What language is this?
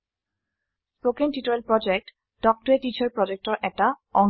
Assamese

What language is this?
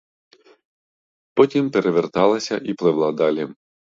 Ukrainian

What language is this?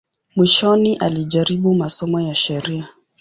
Swahili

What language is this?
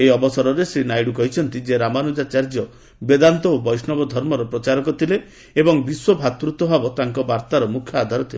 Odia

